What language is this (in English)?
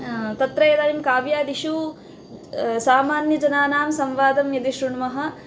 Sanskrit